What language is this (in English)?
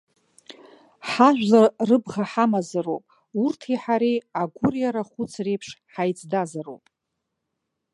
Abkhazian